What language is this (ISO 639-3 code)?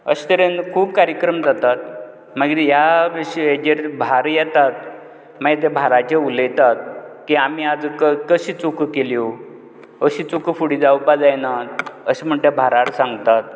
kok